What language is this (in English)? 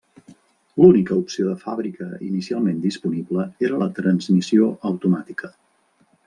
Catalan